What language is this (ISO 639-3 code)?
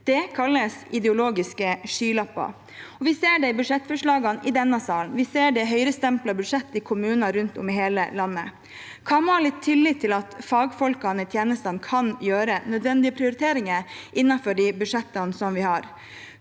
nor